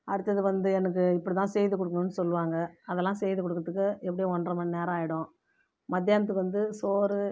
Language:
Tamil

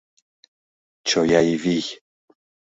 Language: Mari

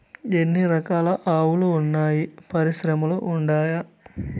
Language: Telugu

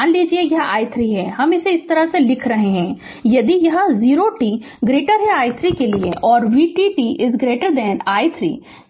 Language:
Hindi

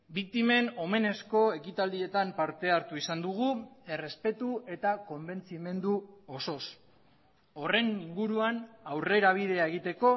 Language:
Basque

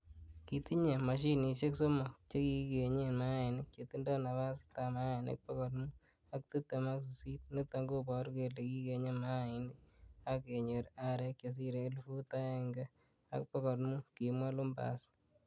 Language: Kalenjin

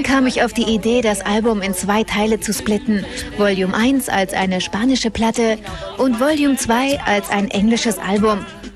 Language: German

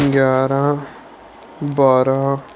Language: Punjabi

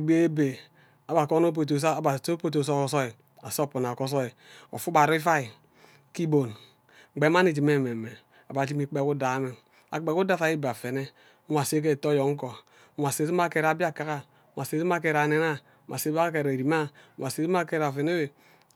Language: Ubaghara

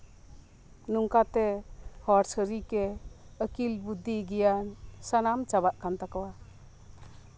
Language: Santali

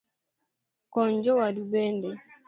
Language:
Luo (Kenya and Tanzania)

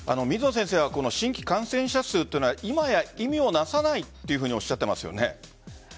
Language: Japanese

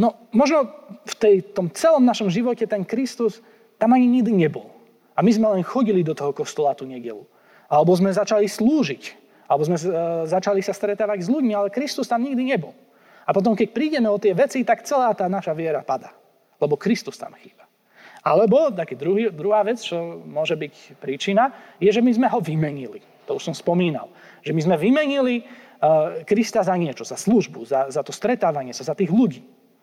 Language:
Slovak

